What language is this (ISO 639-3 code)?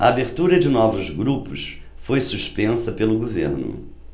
por